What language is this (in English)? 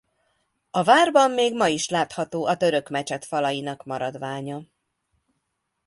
Hungarian